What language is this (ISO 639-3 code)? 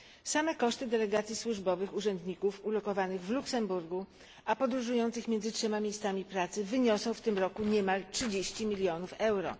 pol